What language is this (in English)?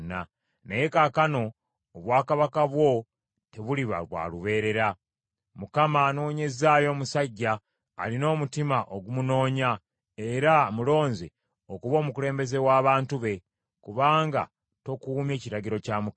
Ganda